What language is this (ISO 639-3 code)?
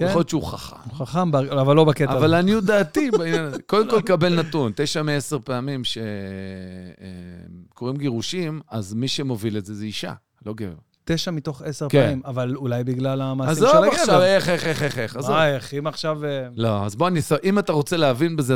heb